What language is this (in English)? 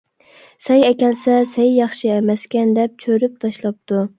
Uyghur